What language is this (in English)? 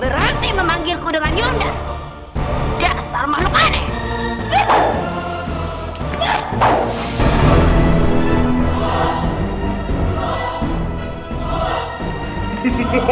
Indonesian